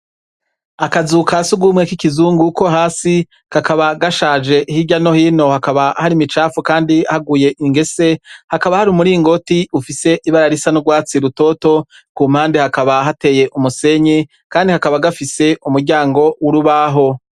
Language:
Rundi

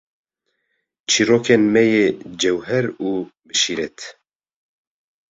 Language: Kurdish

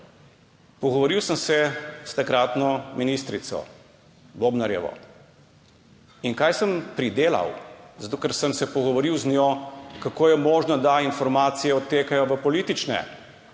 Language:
Slovenian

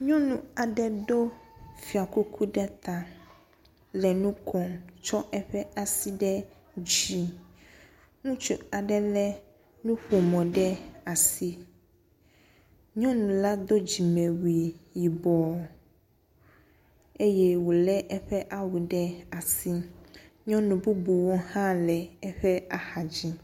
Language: Ewe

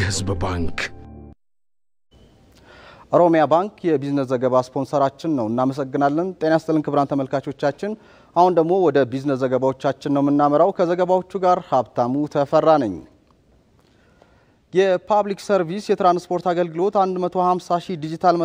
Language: Arabic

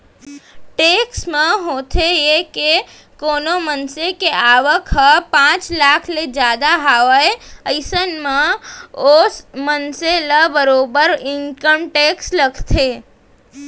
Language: Chhattisgarhi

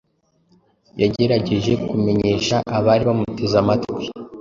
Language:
Kinyarwanda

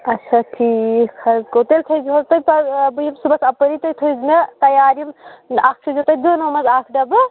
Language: Kashmiri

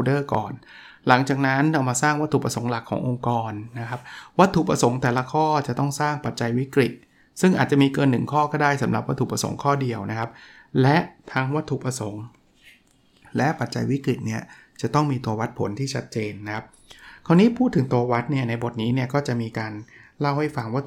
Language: Thai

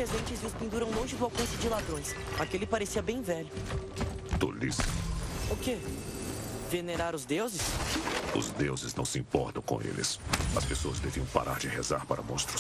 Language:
Portuguese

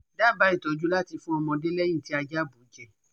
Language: Yoruba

